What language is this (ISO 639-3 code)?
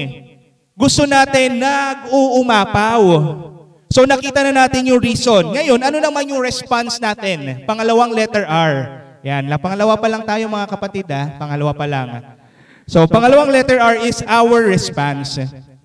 fil